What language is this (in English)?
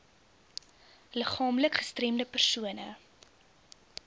Afrikaans